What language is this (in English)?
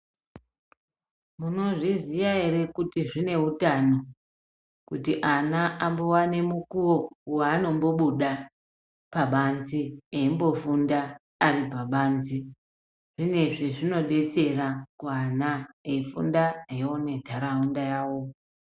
Ndau